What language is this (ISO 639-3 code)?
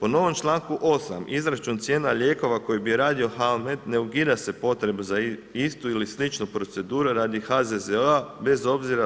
hrv